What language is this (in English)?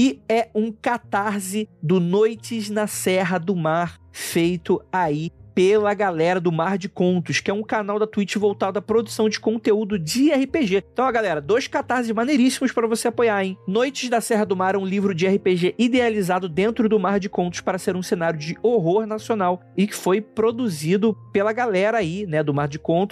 Portuguese